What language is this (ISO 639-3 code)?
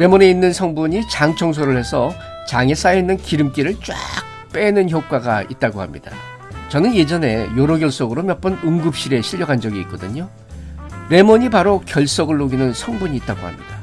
kor